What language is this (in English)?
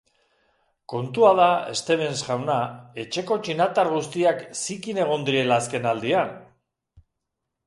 Basque